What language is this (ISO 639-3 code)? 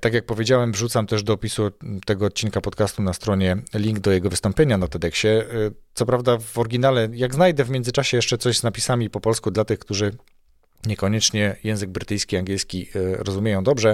pol